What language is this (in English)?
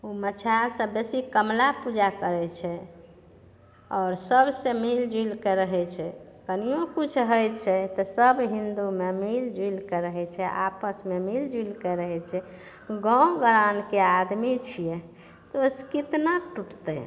Maithili